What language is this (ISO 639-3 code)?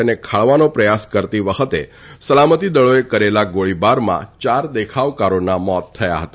guj